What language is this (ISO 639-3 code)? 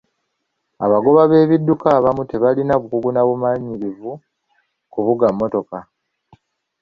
lug